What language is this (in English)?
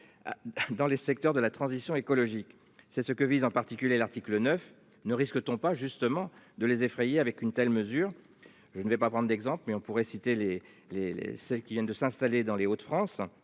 French